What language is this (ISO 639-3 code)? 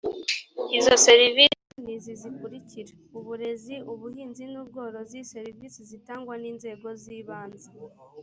kin